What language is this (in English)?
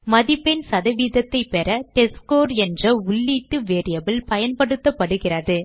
Tamil